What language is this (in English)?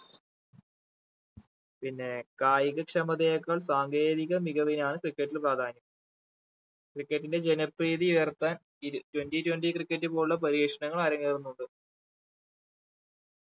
Malayalam